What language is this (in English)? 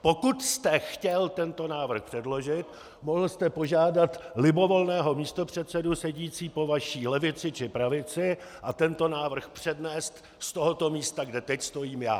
Czech